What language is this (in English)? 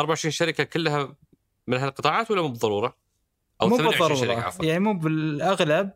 Arabic